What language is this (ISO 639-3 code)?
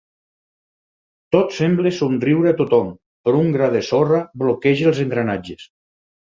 cat